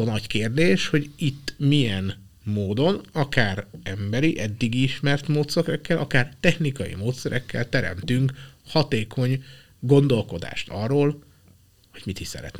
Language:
Hungarian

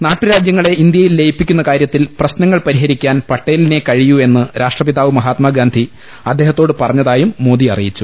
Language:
Malayalam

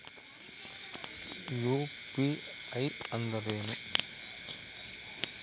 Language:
Kannada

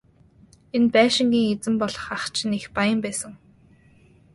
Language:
Mongolian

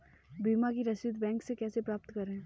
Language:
Hindi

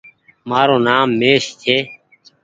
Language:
Goaria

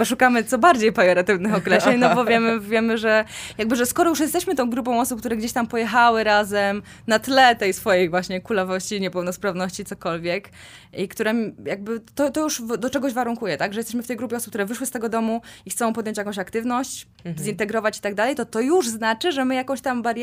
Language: Polish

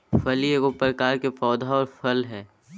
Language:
Magahi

